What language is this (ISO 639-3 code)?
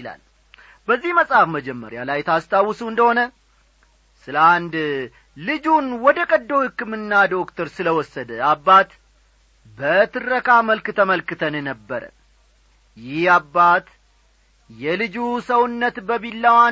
amh